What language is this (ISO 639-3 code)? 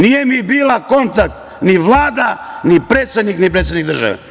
srp